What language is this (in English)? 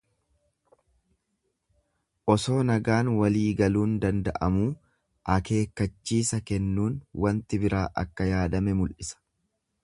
Oromo